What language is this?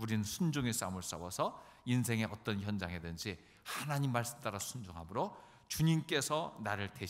Korean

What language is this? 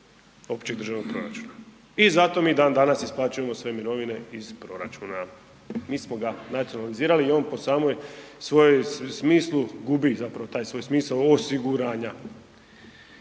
Croatian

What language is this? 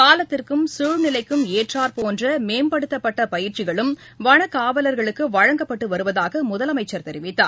Tamil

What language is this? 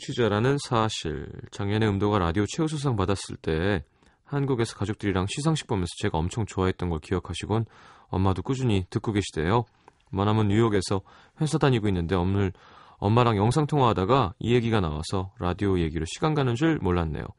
Korean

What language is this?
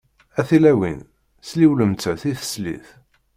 Kabyle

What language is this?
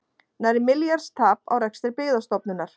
Icelandic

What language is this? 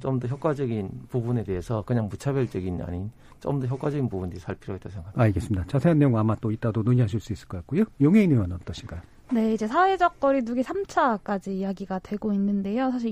Korean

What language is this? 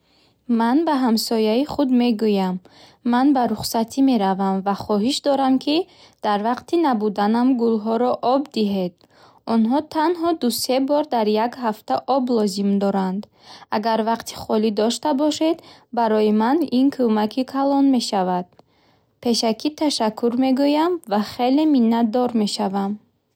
Bukharic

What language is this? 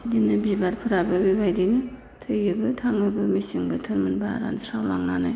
Bodo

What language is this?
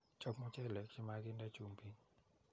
Kalenjin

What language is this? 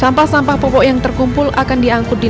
Indonesian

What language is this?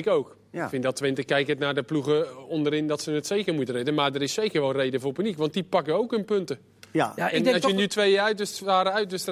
Dutch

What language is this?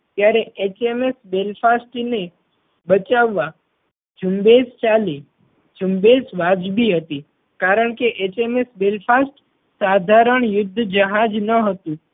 Gujarati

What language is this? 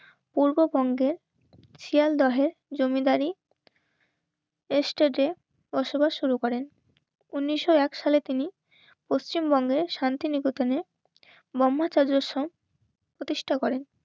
Bangla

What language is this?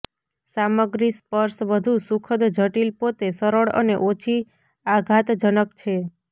Gujarati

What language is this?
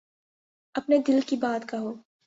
Urdu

